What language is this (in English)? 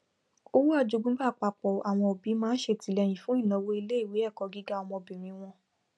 Yoruba